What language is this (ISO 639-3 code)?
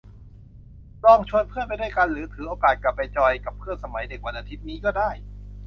tha